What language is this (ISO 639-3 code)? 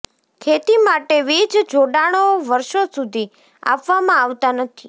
guj